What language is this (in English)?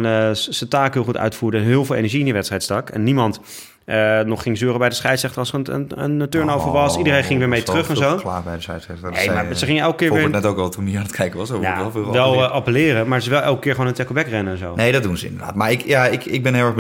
Dutch